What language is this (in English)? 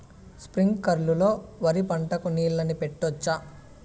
Telugu